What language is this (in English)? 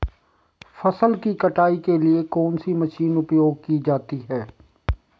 Hindi